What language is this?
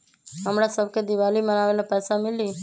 Magahi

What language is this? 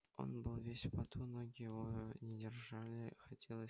Russian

